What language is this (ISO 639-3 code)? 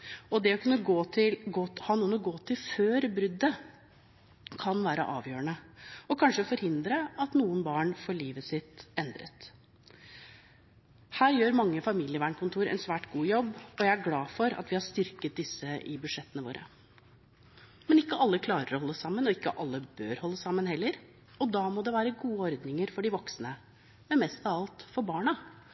nob